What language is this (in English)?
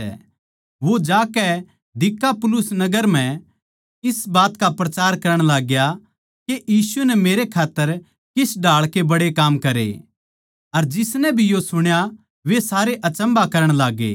Haryanvi